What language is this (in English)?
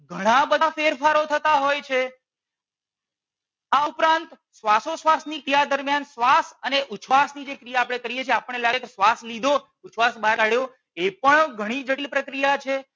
Gujarati